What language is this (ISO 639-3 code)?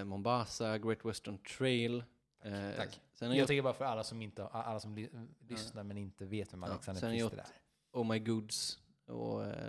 swe